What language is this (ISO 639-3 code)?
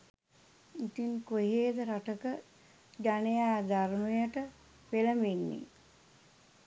sin